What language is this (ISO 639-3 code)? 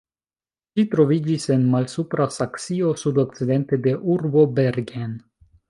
epo